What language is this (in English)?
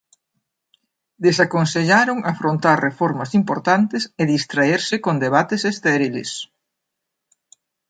Galician